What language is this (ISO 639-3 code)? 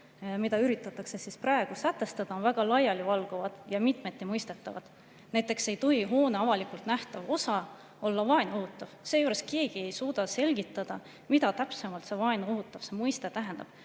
est